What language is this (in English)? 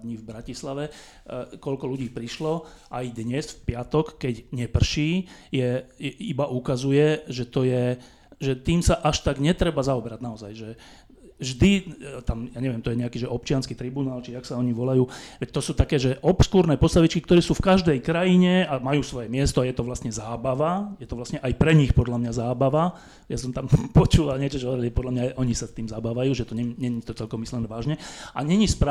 Slovak